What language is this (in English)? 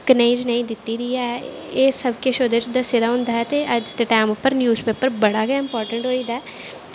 Dogri